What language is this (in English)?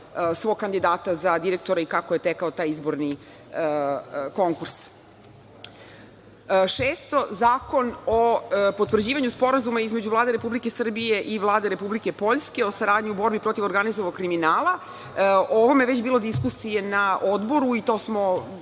Serbian